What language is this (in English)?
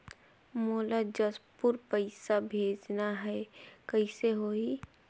Chhattisgarhi